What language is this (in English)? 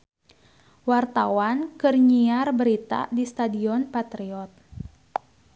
Sundanese